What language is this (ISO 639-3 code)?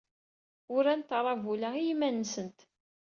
kab